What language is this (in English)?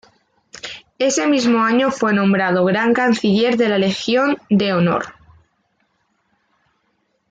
Spanish